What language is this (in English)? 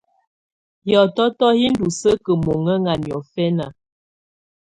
Tunen